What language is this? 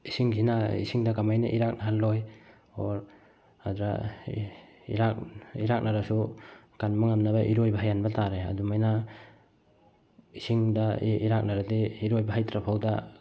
Manipuri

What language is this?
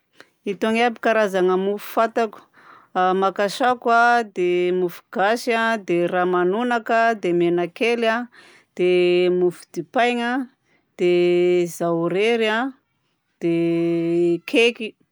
Southern Betsimisaraka Malagasy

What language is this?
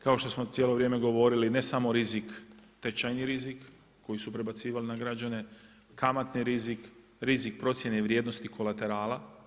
Croatian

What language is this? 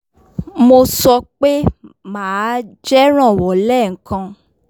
Yoruba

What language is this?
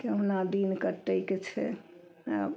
Maithili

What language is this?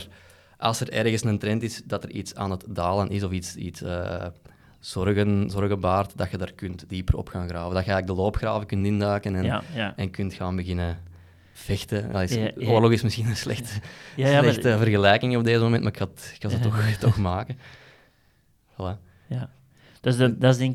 Dutch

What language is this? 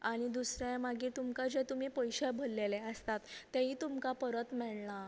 Konkani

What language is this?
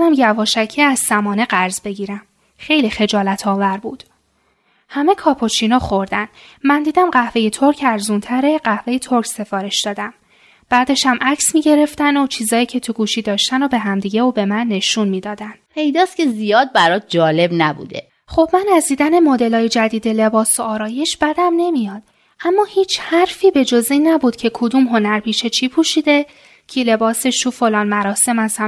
Persian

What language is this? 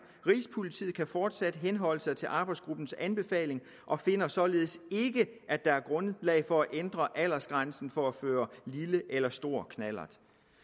Danish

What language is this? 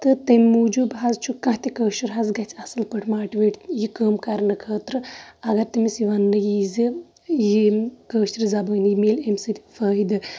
Kashmiri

